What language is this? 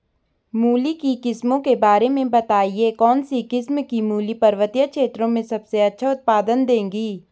Hindi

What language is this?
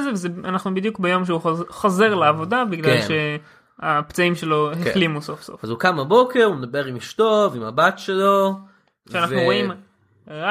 Hebrew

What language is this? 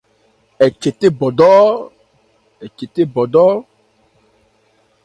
Ebrié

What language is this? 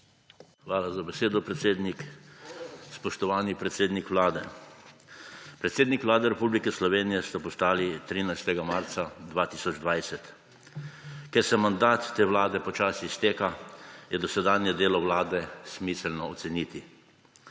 Slovenian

